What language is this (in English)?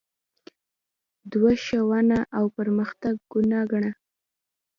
Pashto